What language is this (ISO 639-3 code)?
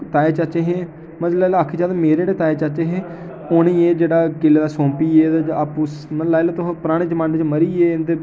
doi